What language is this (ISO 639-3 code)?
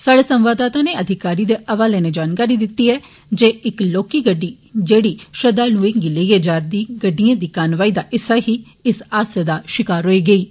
doi